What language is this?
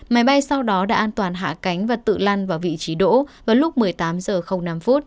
Vietnamese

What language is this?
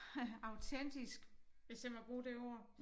Danish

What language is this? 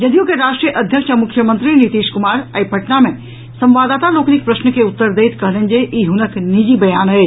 Maithili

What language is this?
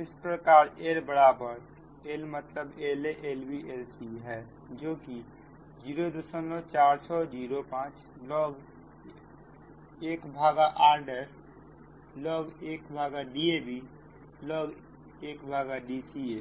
Hindi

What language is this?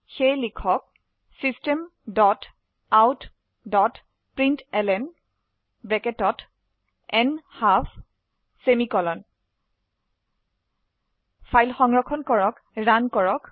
Assamese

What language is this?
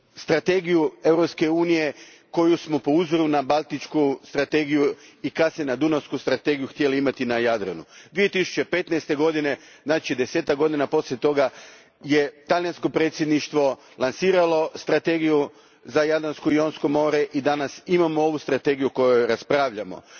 Croatian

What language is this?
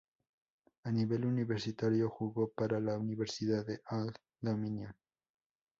Spanish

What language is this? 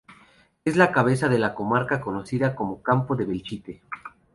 Spanish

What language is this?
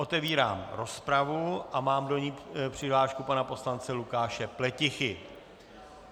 Czech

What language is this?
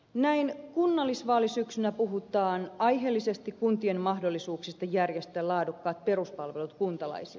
Finnish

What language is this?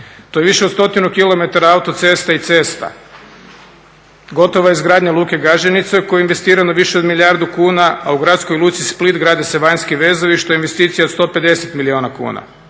Croatian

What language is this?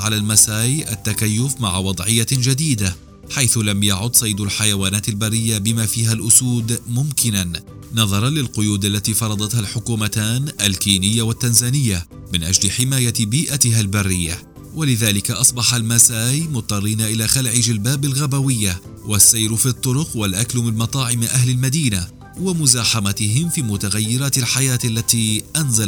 Arabic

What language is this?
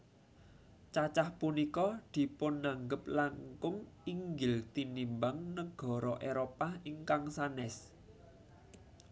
Javanese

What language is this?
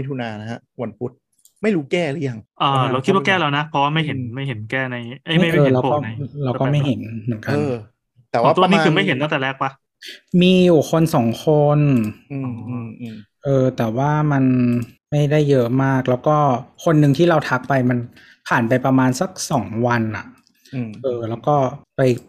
Thai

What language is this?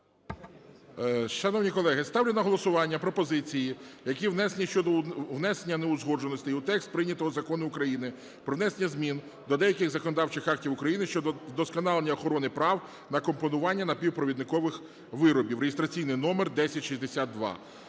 Ukrainian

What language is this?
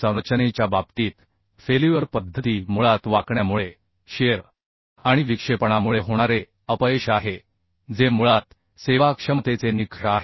Marathi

